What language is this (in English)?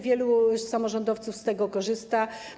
Polish